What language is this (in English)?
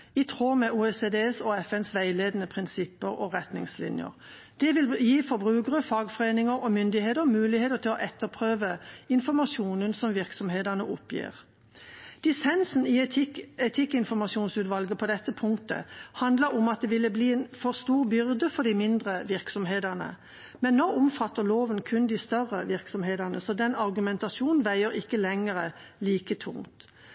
Norwegian Bokmål